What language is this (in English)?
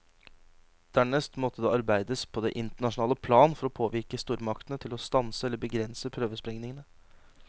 Norwegian